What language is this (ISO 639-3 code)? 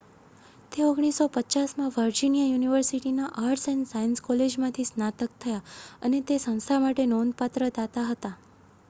guj